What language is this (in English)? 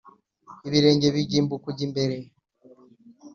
Kinyarwanda